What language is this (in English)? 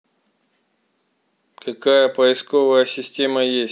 Russian